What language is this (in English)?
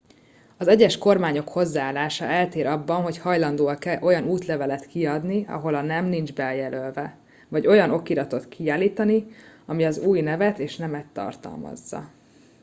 Hungarian